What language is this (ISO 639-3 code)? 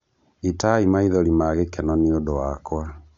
kik